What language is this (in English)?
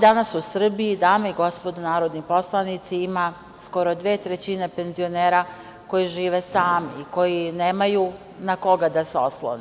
Serbian